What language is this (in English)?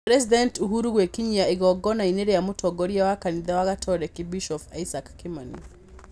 Kikuyu